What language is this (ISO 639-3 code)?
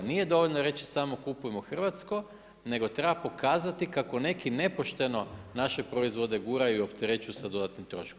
hrv